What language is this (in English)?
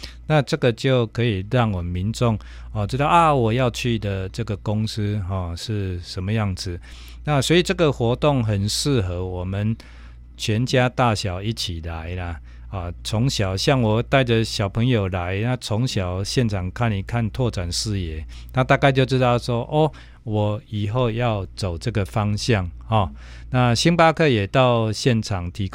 Chinese